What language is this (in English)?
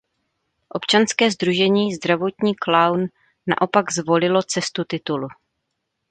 Czech